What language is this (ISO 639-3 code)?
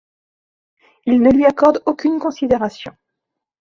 fra